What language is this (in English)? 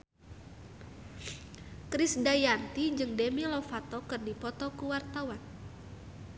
Sundanese